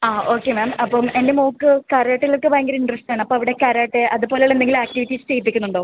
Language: Malayalam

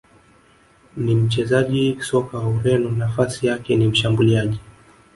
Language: Swahili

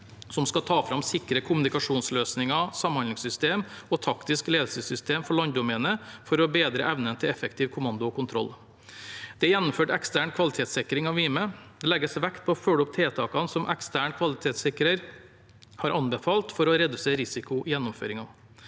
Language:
Norwegian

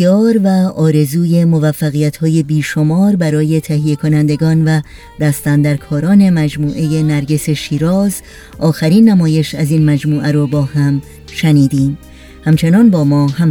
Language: Persian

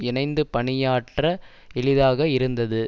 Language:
Tamil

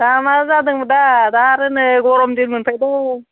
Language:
Bodo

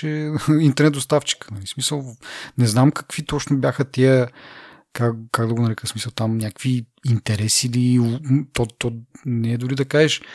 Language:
Bulgarian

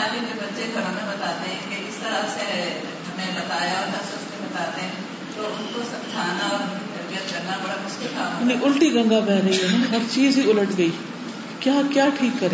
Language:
Urdu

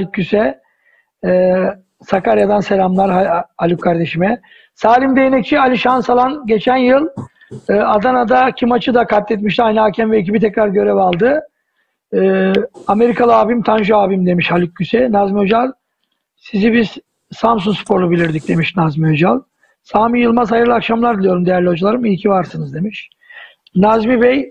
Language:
Turkish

